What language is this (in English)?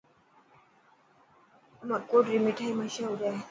Dhatki